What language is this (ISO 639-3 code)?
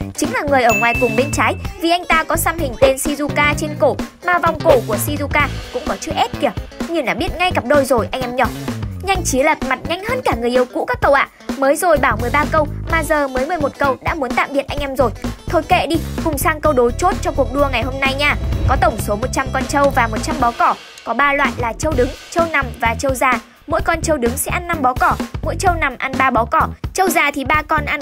vie